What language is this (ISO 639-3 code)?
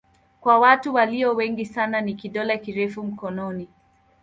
swa